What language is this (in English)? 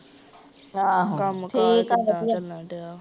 Punjabi